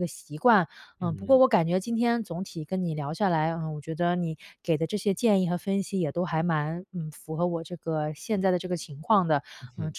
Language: Chinese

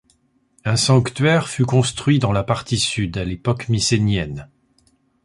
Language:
French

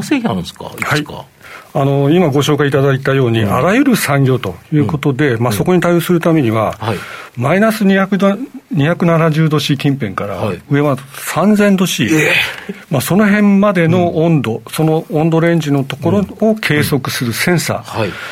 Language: Japanese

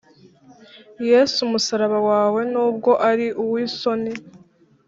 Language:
Kinyarwanda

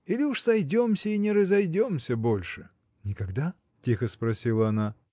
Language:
Russian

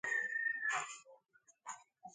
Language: English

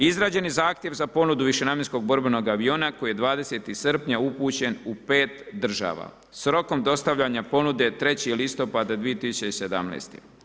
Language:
Croatian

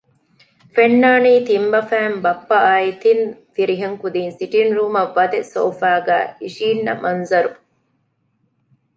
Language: Divehi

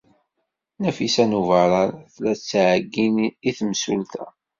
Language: Kabyle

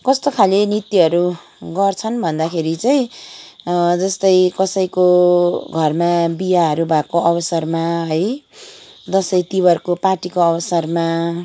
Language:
Nepali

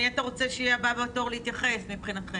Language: Hebrew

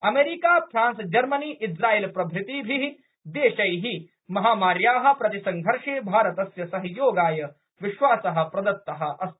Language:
Sanskrit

